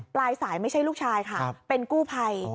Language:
Thai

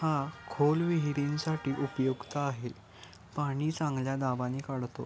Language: Marathi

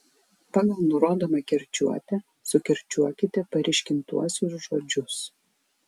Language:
Lithuanian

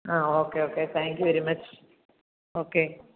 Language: Malayalam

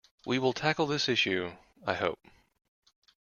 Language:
English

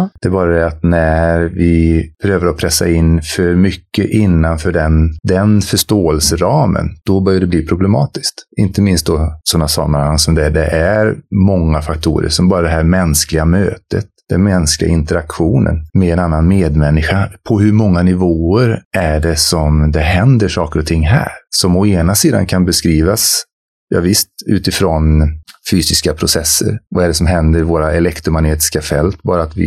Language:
Swedish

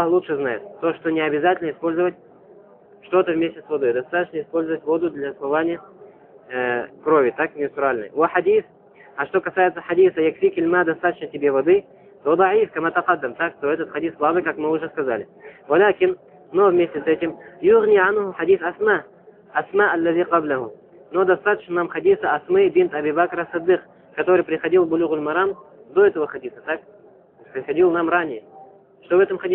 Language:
Russian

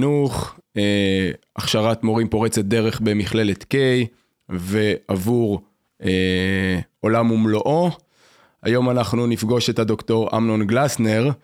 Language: Hebrew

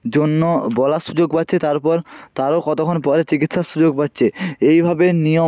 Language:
Bangla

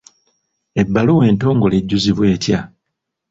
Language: Ganda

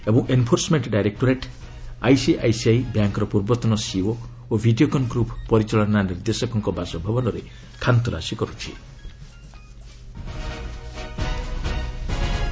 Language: Odia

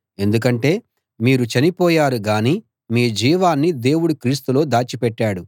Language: Telugu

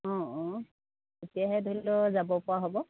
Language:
Assamese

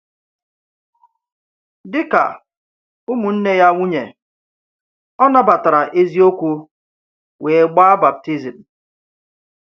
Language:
Igbo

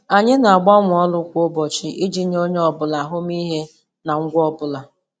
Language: Igbo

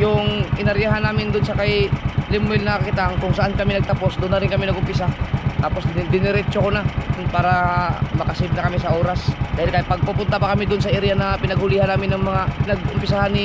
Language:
Filipino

